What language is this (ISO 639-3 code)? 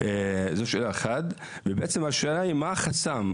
heb